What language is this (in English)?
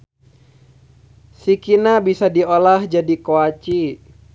Sundanese